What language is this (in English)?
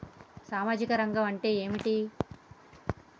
Telugu